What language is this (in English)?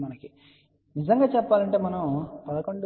Telugu